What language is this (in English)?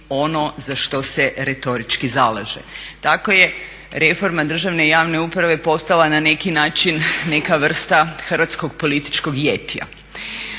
Croatian